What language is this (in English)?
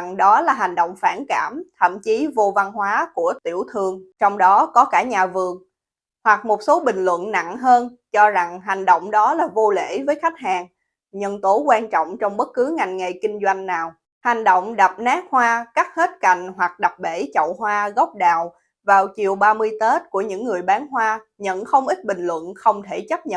Vietnamese